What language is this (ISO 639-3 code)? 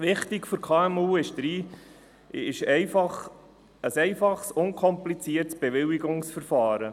gsw